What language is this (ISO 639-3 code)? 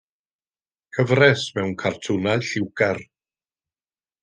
cym